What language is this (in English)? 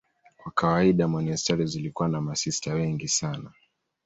Swahili